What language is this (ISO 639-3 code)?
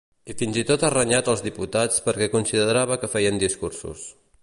cat